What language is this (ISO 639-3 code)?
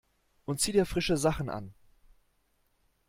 deu